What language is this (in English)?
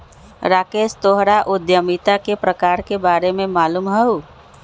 Magahi